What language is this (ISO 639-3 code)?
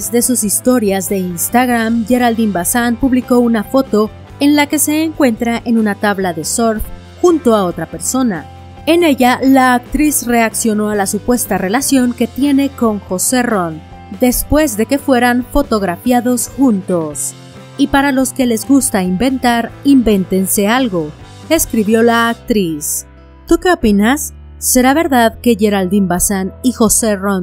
spa